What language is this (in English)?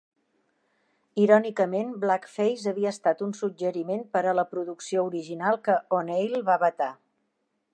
Catalan